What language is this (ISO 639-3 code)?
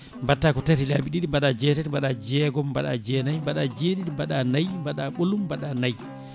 ful